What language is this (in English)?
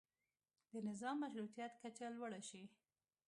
Pashto